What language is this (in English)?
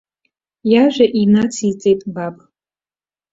Abkhazian